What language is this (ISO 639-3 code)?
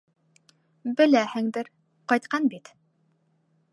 bak